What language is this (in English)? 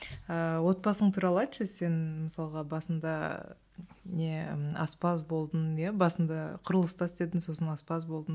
Kazakh